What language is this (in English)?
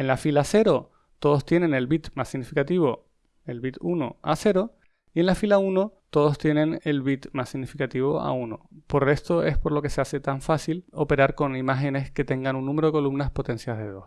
Spanish